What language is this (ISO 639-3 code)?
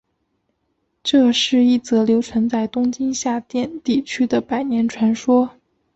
zho